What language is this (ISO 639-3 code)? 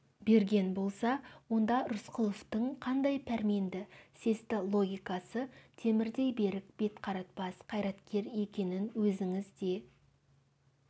kaz